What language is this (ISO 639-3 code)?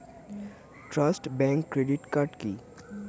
ben